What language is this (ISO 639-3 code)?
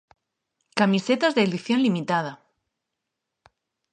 glg